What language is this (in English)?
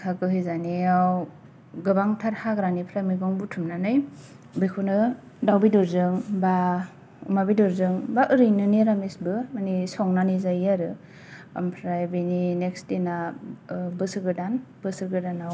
Bodo